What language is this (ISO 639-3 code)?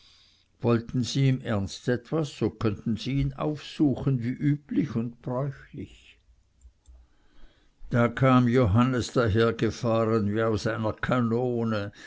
deu